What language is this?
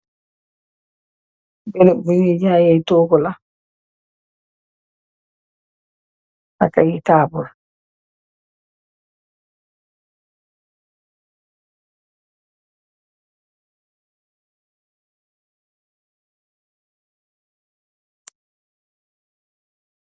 Wolof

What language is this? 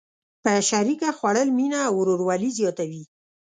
Pashto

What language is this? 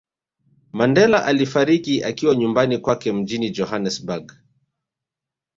Swahili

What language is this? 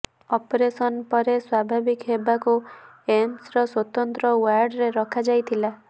Odia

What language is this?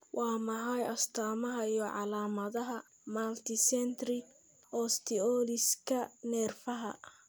Somali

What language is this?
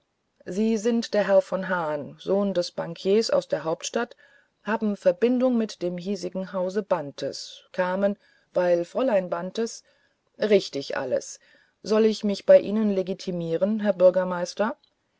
German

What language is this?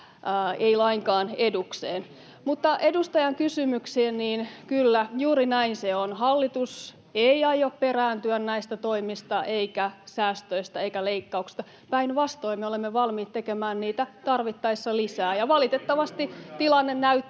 Finnish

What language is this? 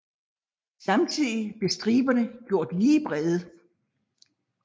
Danish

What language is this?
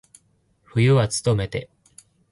Japanese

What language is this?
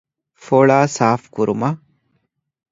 Divehi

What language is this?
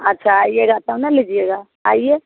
Hindi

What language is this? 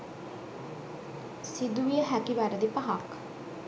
Sinhala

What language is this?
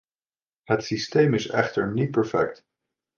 Dutch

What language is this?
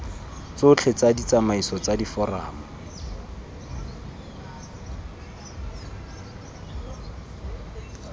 Tswana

